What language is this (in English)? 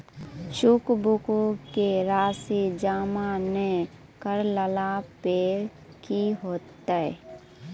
Maithili